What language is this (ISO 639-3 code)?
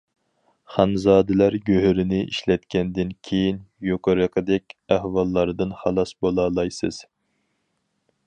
uig